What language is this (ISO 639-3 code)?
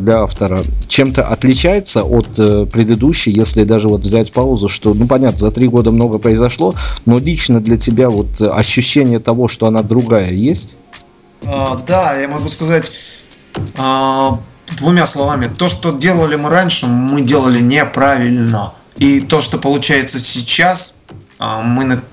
rus